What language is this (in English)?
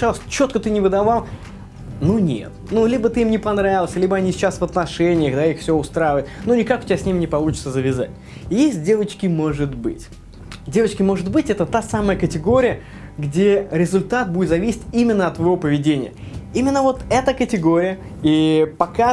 Russian